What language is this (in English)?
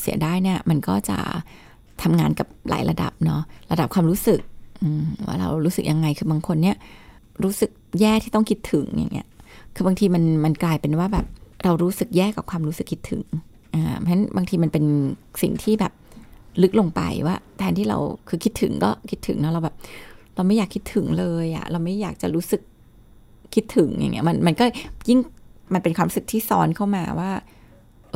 Thai